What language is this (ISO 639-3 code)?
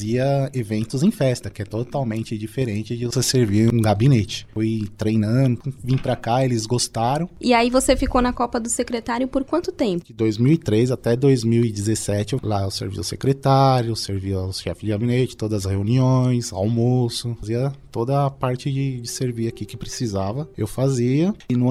por